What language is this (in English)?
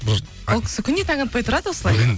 Kazakh